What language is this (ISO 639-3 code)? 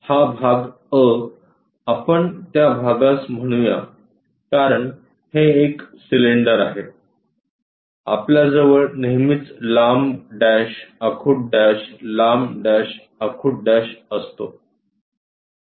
mar